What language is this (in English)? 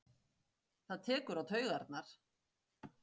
Icelandic